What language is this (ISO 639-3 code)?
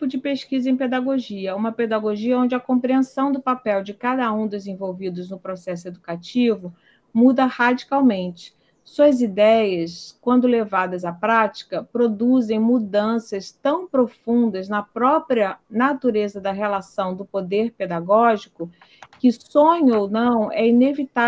por